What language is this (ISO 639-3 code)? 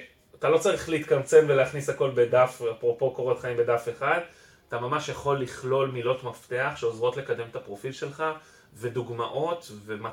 heb